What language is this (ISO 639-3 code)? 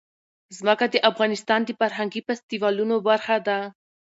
pus